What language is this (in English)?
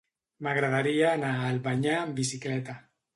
Catalan